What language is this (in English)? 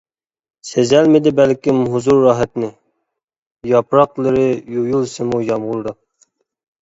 Uyghur